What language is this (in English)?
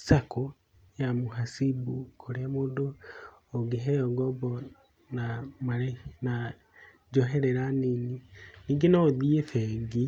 Kikuyu